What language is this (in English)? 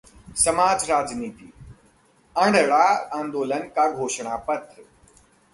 Hindi